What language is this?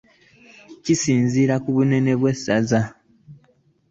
Ganda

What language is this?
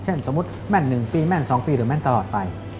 Thai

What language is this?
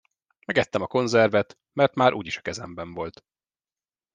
Hungarian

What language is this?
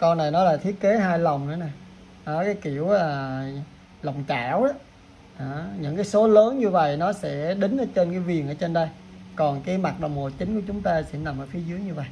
Vietnamese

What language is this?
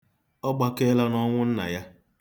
Igbo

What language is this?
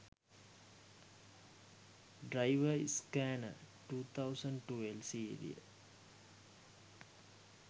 Sinhala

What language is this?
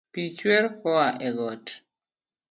Luo (Kenya and Tanzania)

